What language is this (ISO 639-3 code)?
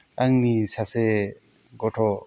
brx